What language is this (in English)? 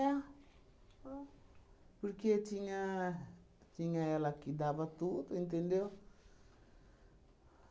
Portuguese